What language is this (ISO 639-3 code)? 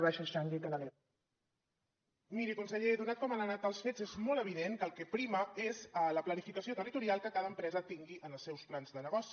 cat